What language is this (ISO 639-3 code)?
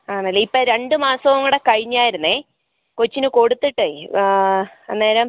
mal